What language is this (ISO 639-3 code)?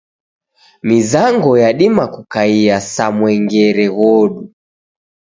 dav